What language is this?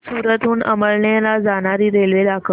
Marathi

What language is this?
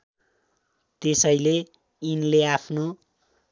Nepali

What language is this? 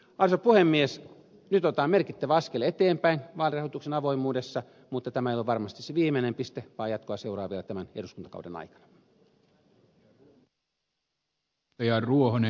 Finnish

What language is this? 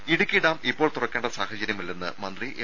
Malayalam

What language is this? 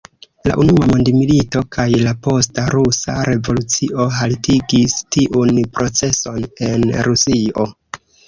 Esperanto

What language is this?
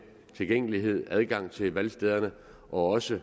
Danish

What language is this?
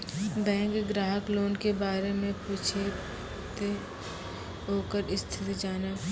Maithili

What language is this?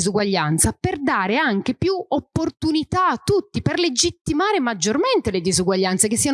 Italian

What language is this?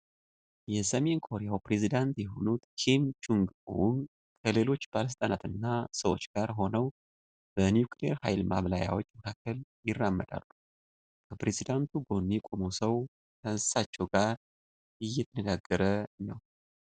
Amharic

